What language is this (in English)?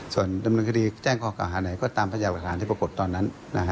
Thai